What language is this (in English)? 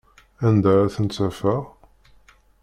Kabyle